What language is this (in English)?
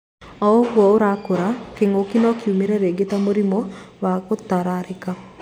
Kikuyu